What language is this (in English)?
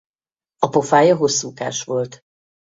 Hungarian